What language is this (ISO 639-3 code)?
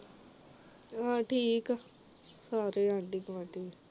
pan